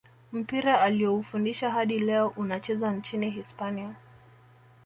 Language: Swahili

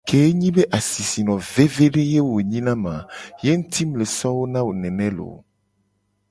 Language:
Gen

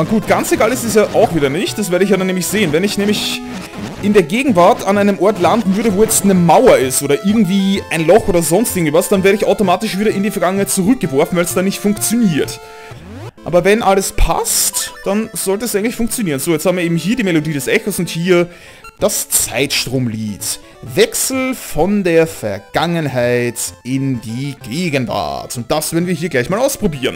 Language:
German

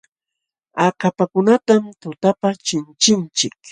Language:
Jauja Wanca Quechua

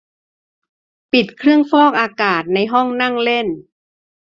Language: Thai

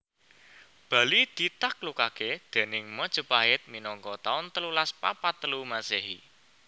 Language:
Javanese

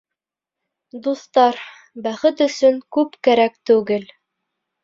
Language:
Bashkir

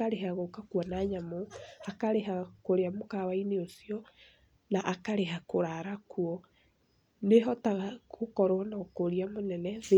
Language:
Kikuyu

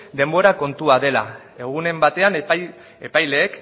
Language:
Basque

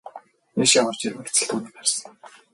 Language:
Mongolian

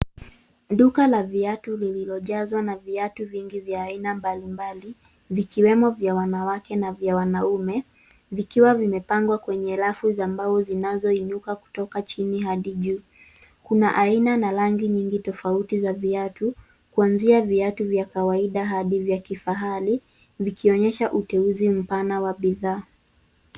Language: Swahili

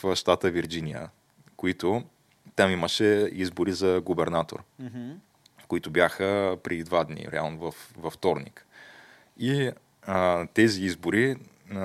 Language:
Bulgarian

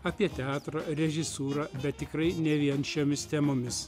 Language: Lithuanian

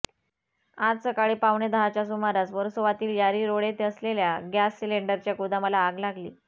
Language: Marathi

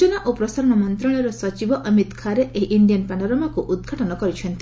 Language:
Odia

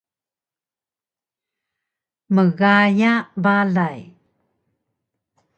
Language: Taroko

